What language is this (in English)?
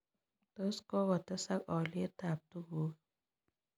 Kalenjin